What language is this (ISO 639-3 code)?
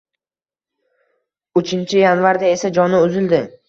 uzb